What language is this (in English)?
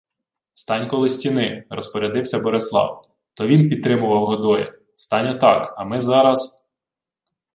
Ukrainian